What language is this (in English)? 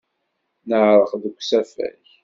Kabyle